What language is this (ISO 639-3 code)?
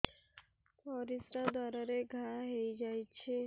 ori